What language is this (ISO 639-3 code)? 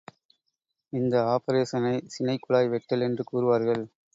tam